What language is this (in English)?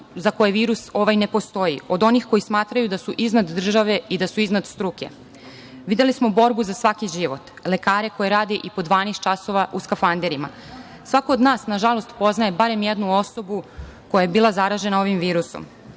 Serbian